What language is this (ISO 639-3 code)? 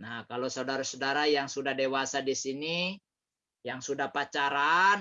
ind